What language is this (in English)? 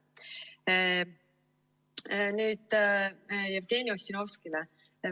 Estonian